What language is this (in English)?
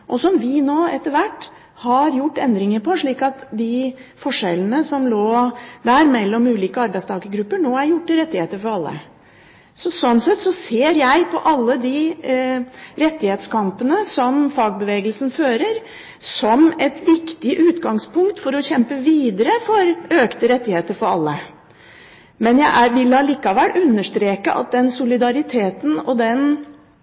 Norwegian Bokmål